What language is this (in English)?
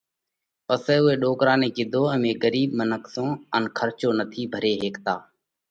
Parkari Koli